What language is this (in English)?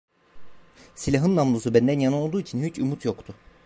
Turkish